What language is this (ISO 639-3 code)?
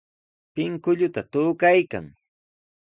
qws